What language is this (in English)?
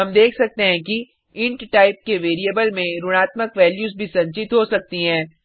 Hindi